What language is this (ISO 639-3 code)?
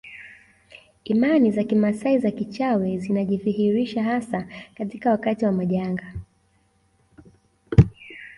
swa